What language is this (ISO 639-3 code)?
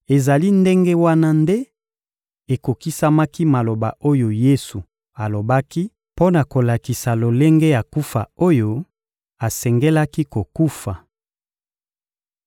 lin